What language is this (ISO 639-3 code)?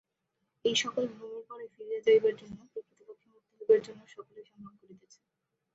ben